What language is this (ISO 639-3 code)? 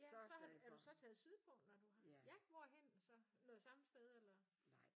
dan